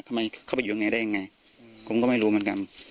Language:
Thai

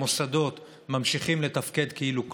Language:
Hebrew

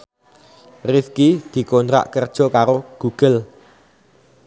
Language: Javanese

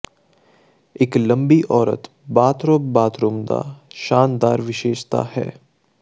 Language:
Punjabi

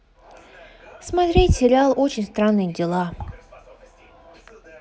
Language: Russian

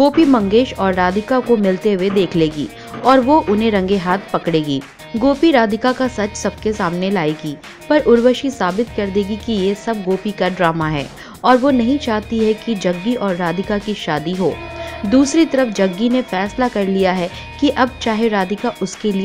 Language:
Hindi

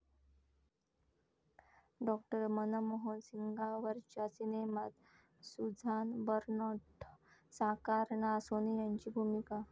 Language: Marathi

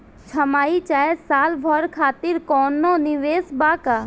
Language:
Bhojpuri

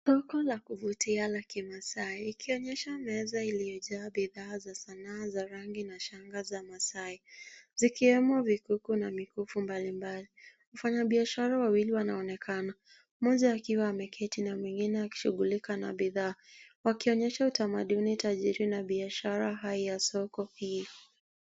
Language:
Swahili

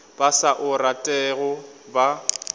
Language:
Northern Sotho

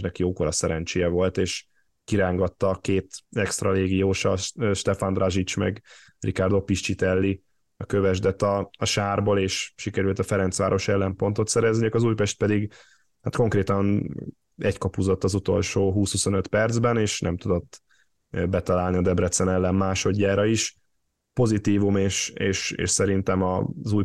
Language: Hungarian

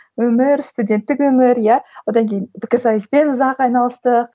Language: Kazakh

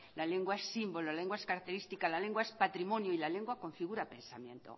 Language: Spanish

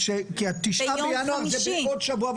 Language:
Hebrew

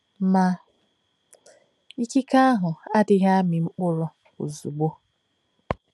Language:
Igbo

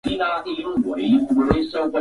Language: Swahili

